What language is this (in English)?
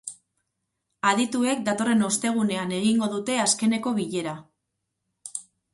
Basque